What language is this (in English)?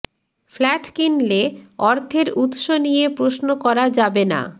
Bangla